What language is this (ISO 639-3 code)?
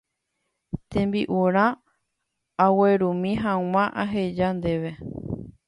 grn